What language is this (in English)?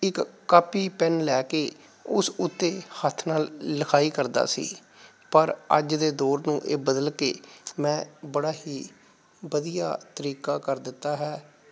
Punjabi